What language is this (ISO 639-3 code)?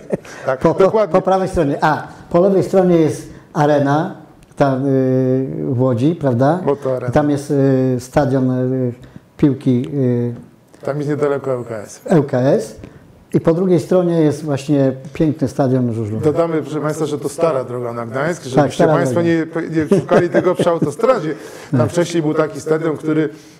pol